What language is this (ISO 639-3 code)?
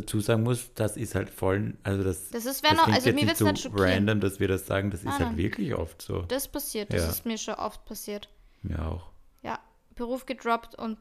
deu